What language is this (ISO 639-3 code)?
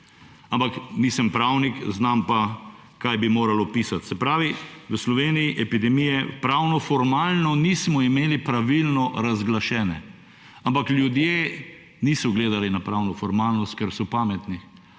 slv